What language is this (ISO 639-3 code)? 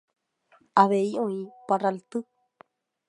grn